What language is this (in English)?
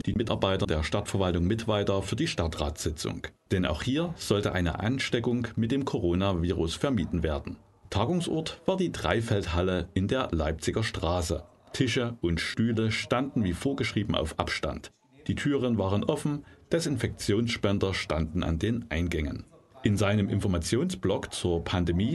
German